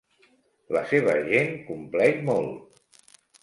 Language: Catalan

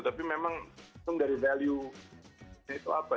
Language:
Indonesian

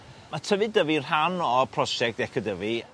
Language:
Welsh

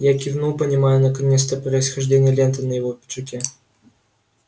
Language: Russian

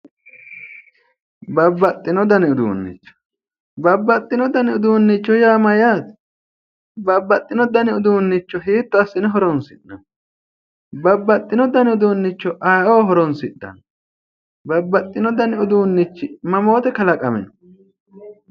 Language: Sidamo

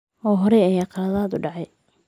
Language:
Somali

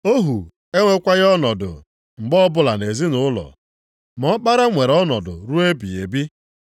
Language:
Igbo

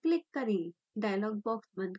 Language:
Hindi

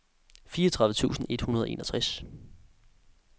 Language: Danish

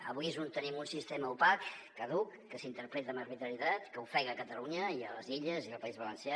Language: Catalan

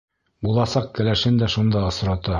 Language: Bashkir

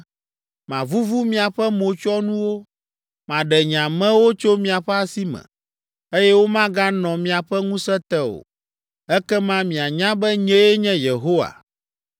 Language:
Ewe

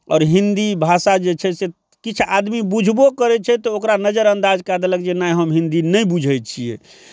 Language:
Maithili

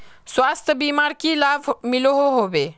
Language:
Magahi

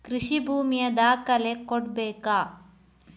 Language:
Kannada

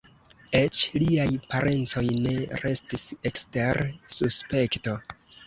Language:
Esperanto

